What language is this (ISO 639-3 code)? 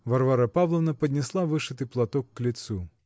rus